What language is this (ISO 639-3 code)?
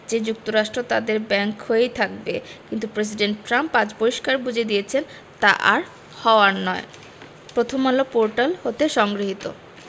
ben